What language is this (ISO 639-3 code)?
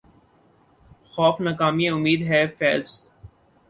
urd